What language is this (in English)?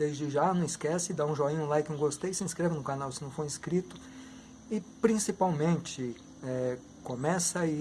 Portuguese